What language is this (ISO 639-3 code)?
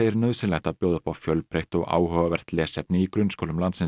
isl